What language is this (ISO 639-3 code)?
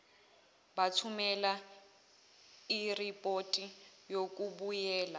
zul